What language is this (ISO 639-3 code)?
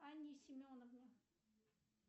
rus